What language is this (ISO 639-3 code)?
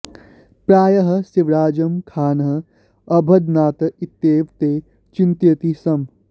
san